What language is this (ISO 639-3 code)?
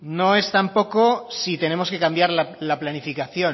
spa